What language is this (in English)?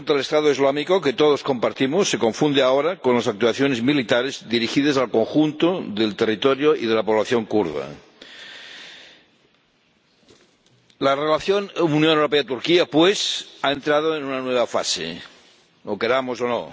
Spanish